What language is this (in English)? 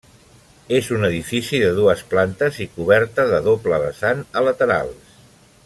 Catalan